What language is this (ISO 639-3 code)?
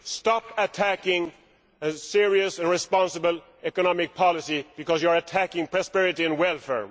eng